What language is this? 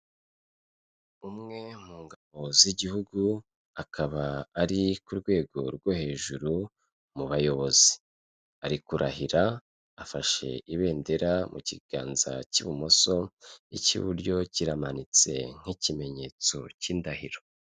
Kinyarwanda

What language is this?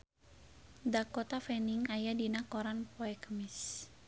Sundanese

